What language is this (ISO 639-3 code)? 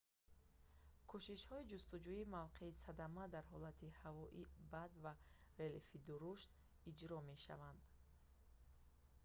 tgk